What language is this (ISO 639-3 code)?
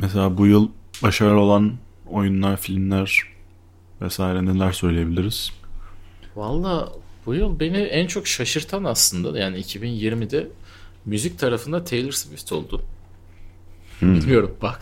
tur